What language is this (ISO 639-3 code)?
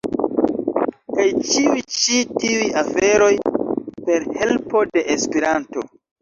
epo